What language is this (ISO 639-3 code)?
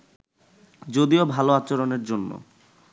ben